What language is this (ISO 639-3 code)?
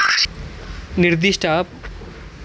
kan